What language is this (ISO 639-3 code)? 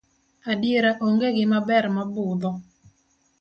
luo